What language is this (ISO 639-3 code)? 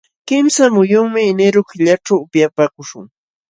qxw